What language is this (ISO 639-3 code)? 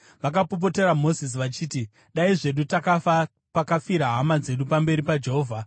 sna